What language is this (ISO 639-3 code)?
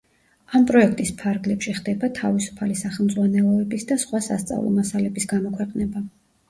kat